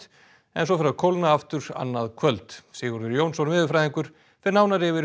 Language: Icelandic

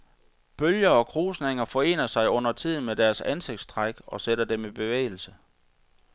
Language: Danish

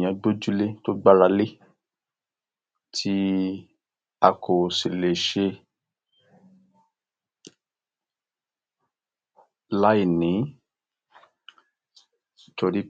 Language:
Yoruba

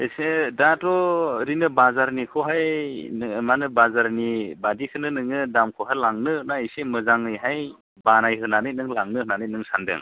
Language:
Bodo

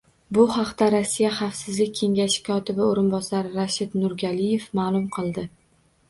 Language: Uzbek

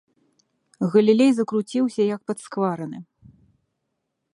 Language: Belarusian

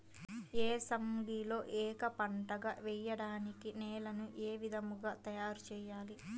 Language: Telugu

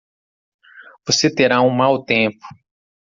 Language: Portuguese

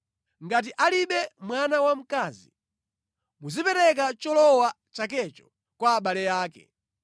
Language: Nyanja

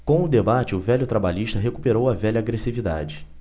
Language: Portuguese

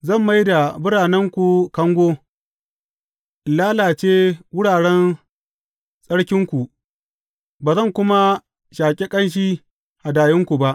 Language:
Hausa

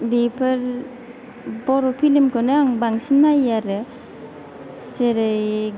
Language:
Bodo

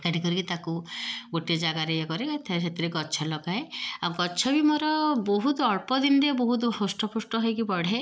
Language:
Odia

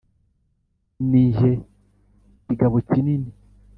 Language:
Kinyarwanda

